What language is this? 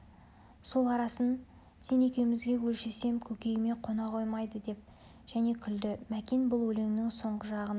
Kazakh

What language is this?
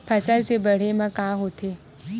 Chhattisgarhi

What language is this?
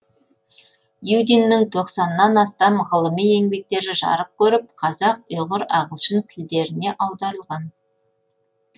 Kazakh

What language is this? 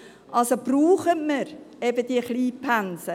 Swiss German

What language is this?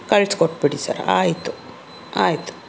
Kannada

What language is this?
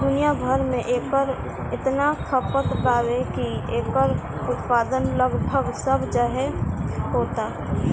Bhojpuri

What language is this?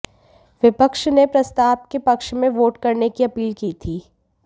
Hindi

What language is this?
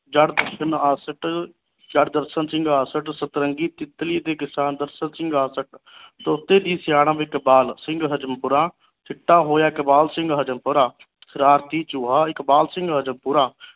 Punjabi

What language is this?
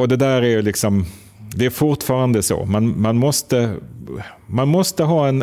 Swedish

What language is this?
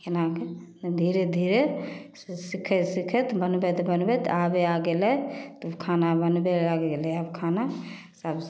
Maithili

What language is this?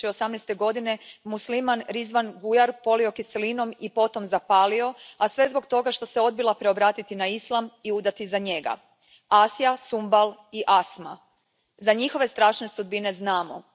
Croatian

